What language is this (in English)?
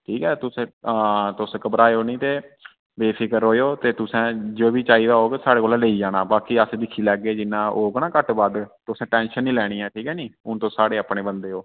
Dogri